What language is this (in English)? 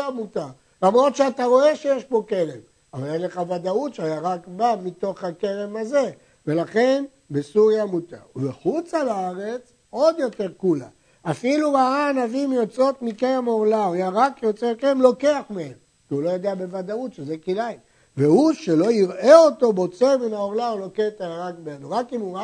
Hebrew